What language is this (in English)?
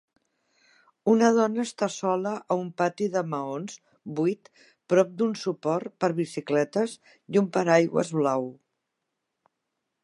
Catalan